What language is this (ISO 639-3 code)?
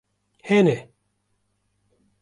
kur